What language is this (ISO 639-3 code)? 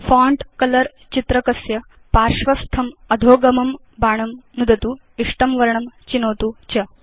san